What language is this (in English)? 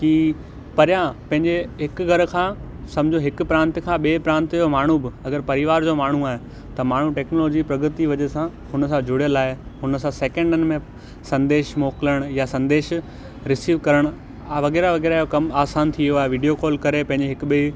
Sindhi